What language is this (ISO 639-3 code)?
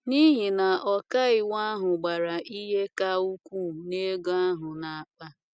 ibo